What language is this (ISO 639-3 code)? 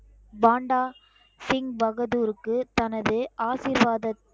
tam